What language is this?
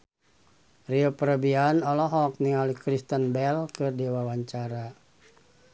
Sundanese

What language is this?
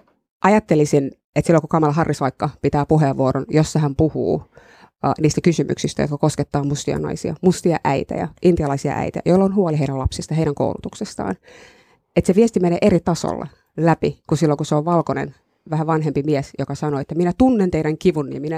Finnish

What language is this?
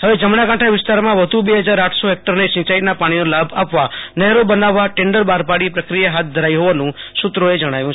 Gujarati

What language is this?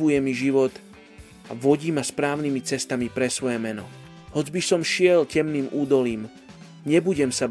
Slovak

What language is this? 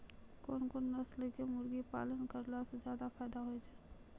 Maithili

